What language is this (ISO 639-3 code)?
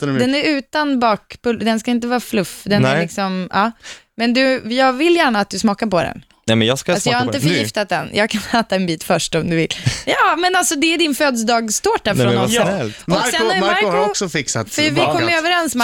swe